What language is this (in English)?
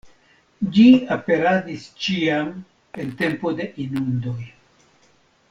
Esperanto